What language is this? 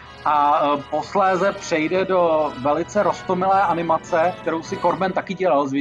Czech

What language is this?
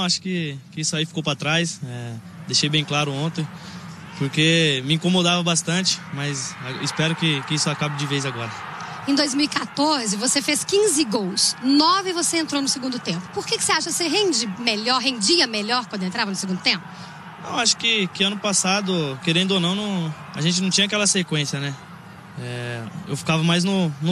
Portuguese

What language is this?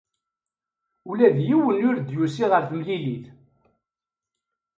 Kabyle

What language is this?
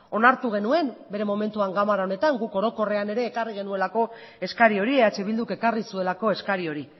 Basque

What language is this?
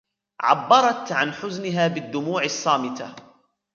Arabic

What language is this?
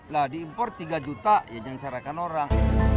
Indonesian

